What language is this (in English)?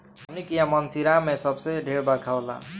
Bhojpuri